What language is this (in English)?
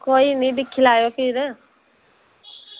Dogri